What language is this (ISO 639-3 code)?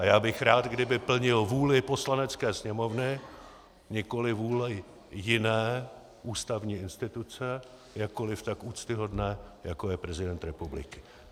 ces